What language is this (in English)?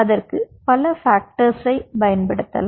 Tamil